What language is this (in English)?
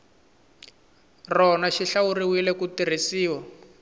Tsonga